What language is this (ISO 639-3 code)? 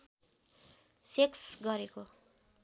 nep